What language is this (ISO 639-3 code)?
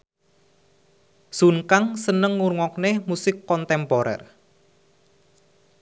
jav